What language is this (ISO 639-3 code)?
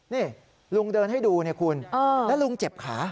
tha